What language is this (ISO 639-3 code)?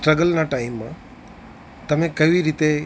guj